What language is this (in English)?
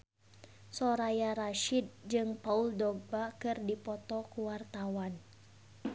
Sundanese